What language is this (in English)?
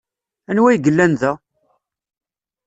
Kabyle